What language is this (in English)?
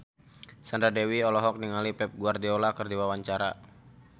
Sundanese